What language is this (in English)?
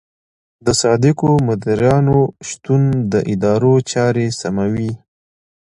Pashto